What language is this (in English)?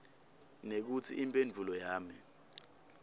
Swati